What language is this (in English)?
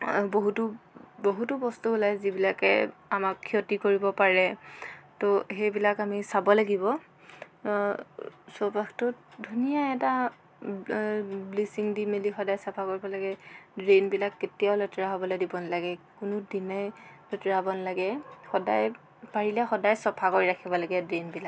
Assamese